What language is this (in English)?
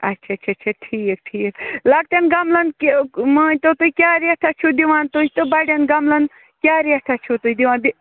Kashmiri